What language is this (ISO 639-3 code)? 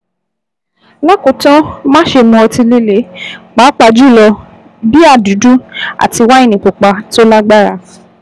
yor